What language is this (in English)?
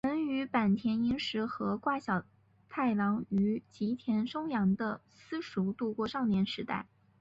Chinese